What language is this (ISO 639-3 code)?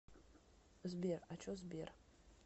rus